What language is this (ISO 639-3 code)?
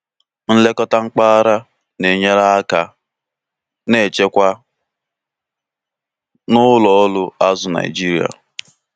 ibo